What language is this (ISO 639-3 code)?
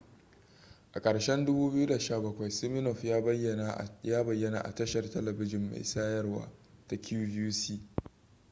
hau